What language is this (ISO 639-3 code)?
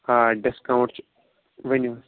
kas